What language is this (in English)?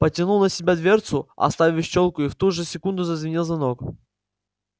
Russian